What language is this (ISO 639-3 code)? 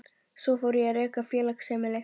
isl